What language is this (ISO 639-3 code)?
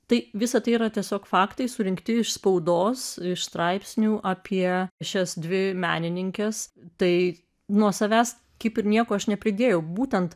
lit